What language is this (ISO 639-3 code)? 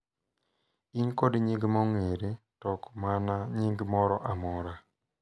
luo